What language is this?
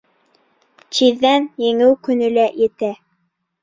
Bashkir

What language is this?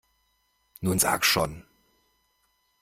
German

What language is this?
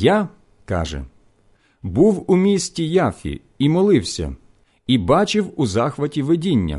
Ukrainian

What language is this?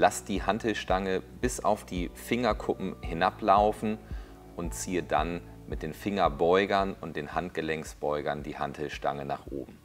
German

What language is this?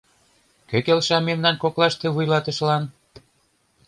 Mari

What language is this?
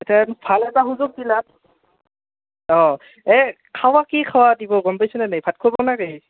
Assamese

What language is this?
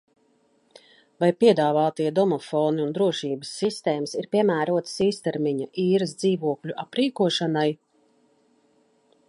Latvian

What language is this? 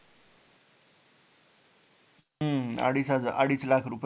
Marathi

